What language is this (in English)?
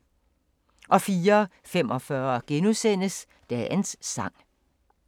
Danish